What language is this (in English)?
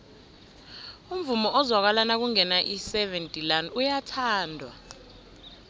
South Ndebele